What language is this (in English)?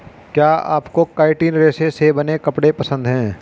Hindi